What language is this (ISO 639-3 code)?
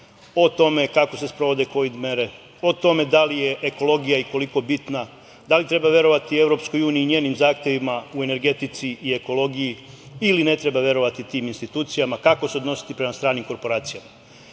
srp